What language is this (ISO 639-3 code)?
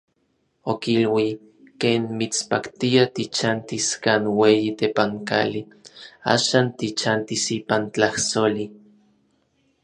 nlv